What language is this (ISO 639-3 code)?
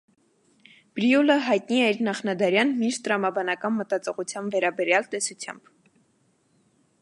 hye